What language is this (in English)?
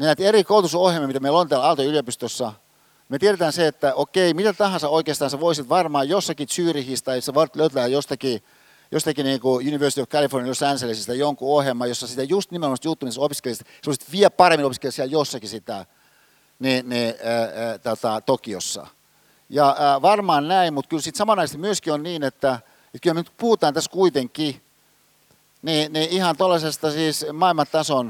Finnish